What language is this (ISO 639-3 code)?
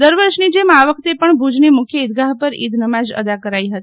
guj